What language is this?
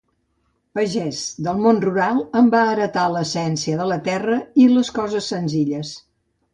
Catalan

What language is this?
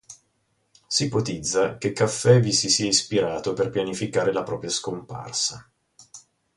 Italian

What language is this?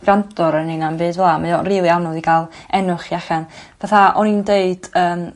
Welsh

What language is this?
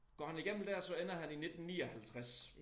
Danish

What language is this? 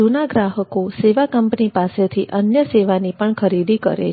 Gujarati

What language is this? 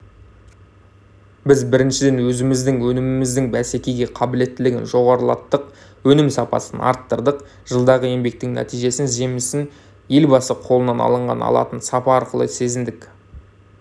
Kazakh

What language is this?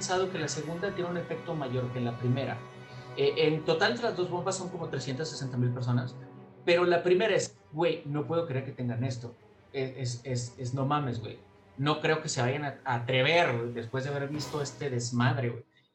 Spanish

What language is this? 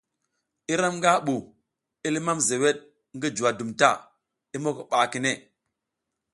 South Giziga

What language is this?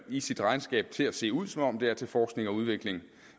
Danish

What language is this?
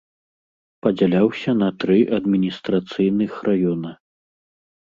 Belarusian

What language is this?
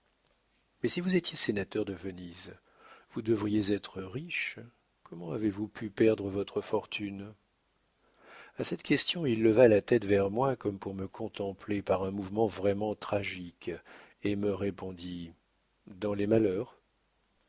French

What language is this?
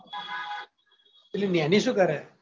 Gujarati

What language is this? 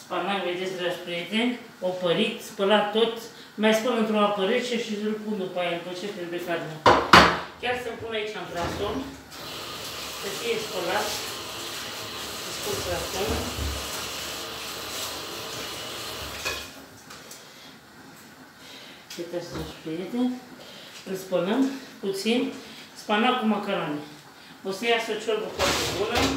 Romanian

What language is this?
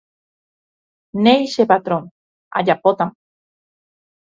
Guarani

